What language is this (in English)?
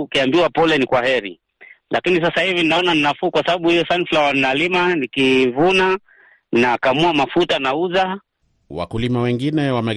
Swahili